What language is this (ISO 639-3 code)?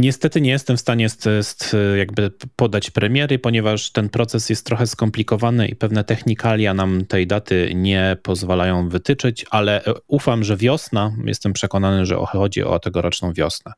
pol